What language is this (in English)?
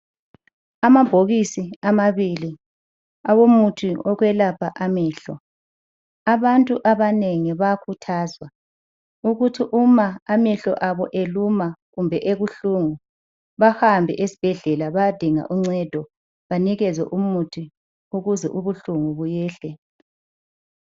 North Ndebele